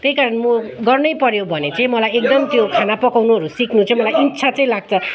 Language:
Nepali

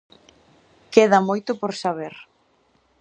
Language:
Galician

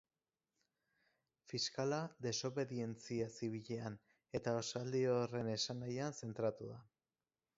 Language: Basque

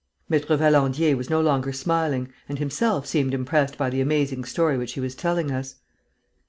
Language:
English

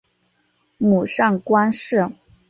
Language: Chinese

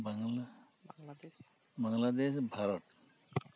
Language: Santali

